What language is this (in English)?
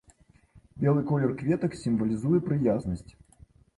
Belarusian